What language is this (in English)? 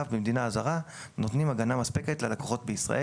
Hebrew